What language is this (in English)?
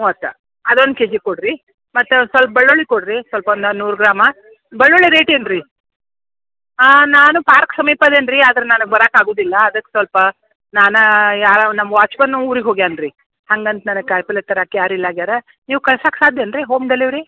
Kannada